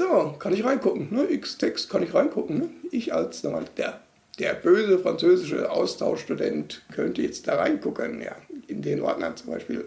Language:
German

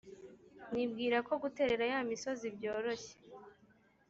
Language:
Kinyarwanda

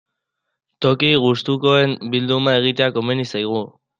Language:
Basque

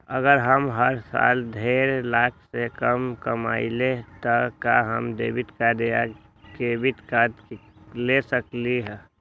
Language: Magahi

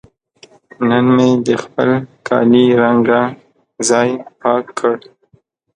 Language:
Pashto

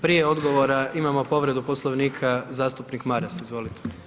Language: Croatian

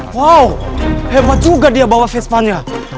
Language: Indonesian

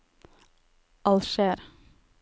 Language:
Norwegian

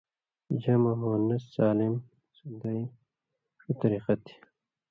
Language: Indus Kohistani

